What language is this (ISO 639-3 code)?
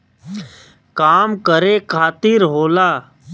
bho